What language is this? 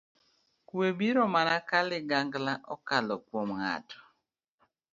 Luo (Kenya and Tanzania)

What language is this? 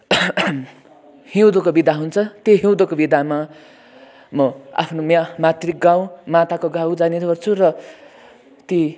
Nepali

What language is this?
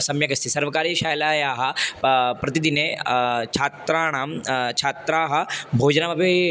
Sanskrit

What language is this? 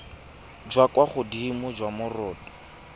Tswana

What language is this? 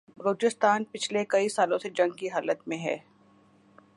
Urdu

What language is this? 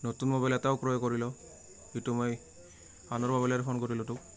Assamese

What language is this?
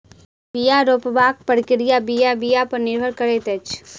Maithili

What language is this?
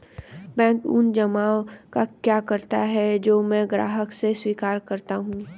Hindi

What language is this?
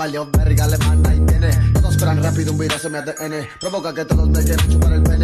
Spanish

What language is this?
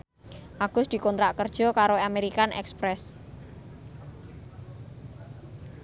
Javanese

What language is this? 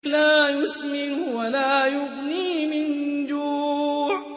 Arabic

